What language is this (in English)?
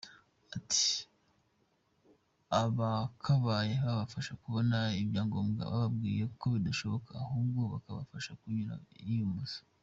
Kinyarwanda